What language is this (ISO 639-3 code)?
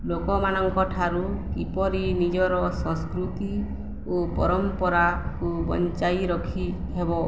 ori